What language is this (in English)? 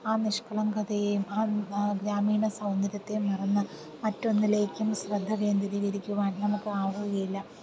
Malayalam